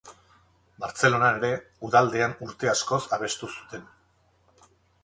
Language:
Basque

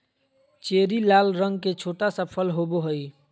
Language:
Magahi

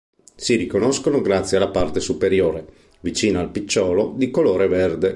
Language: Italian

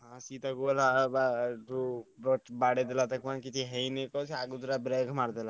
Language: Odia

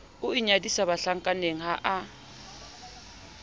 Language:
Southern Sotho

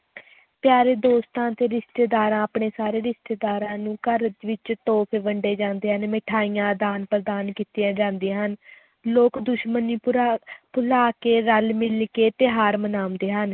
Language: Punjabi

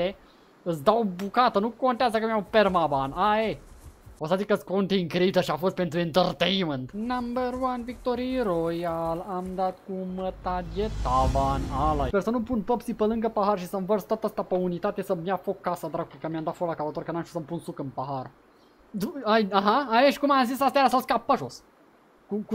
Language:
Romanian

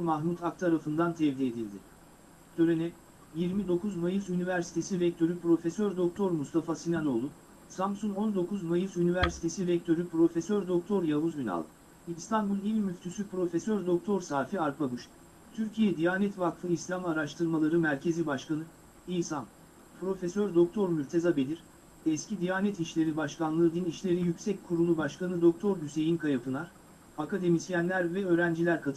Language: Turkish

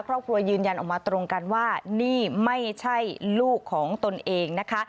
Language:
Thai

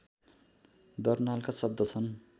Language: Nepali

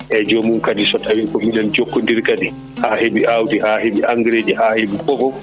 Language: Fula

